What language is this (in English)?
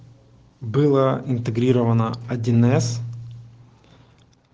Russian